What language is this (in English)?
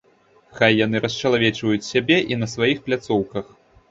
Belarusian